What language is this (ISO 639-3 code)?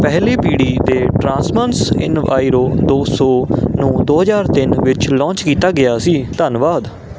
pan